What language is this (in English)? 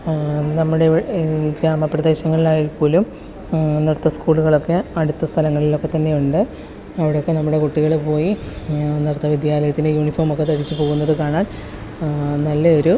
Malayalam